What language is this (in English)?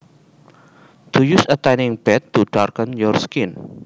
Javanese